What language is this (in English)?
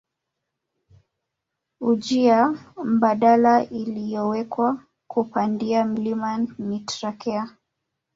Swahili